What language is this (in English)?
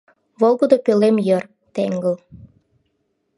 Mari